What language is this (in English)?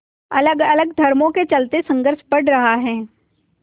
Hindi